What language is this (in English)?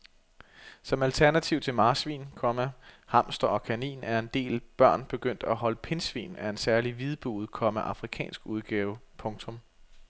Danish